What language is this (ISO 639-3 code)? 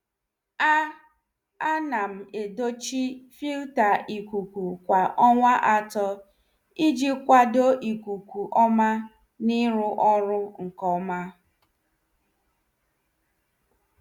ibo